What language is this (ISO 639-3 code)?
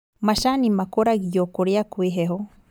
kik